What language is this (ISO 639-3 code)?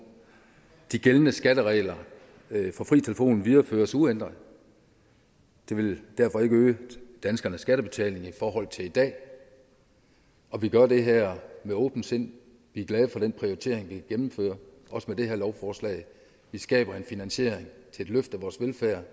dan